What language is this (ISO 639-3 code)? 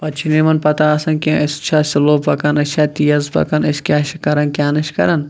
kas